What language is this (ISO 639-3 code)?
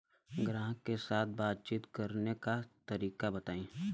bho